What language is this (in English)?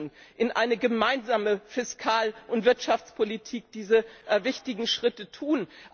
German